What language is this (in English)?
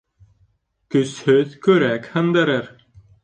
Bashkir